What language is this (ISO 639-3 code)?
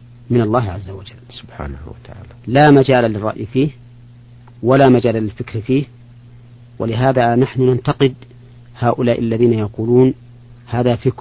ara